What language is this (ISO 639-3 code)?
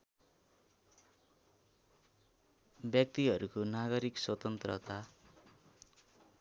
nep